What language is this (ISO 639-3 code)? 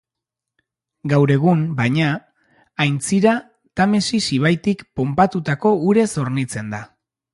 eus